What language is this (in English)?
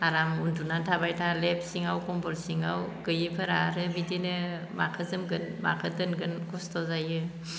Bodo